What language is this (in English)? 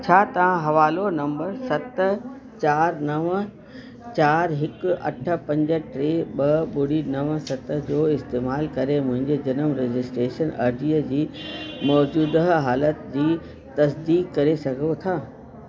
Sindhi